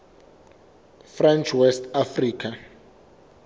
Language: Southern Sotho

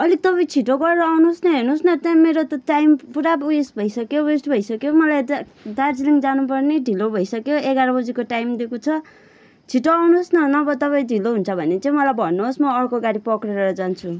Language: Nepali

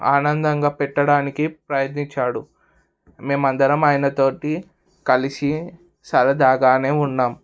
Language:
Telugu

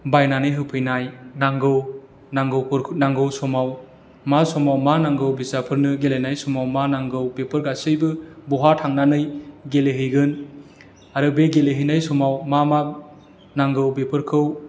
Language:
Bodo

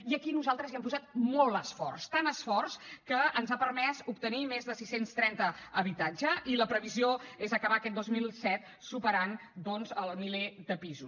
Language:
Catalan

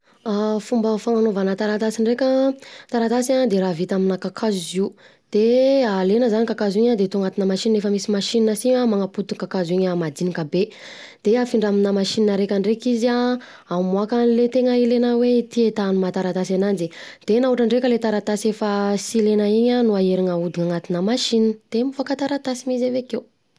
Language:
Southern Betsimisaraka Malagasy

